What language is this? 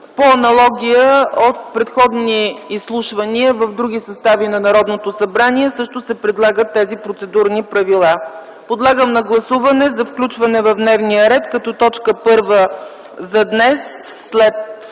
Bulgarian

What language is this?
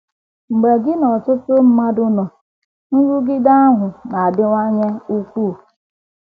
Igbo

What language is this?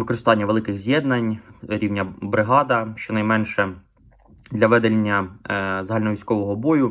Ukrainian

